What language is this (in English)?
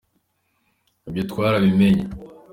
Kinyarwanda